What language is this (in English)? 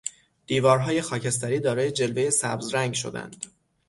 Persian